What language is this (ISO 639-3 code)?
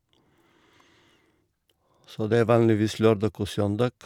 nor